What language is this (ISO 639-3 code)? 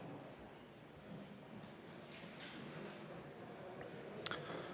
est